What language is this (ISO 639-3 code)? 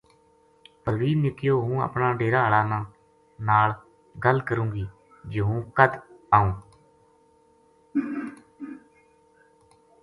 gju